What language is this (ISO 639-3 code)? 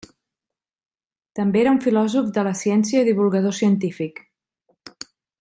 cat